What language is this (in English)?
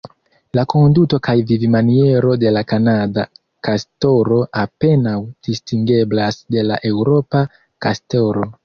Esperanto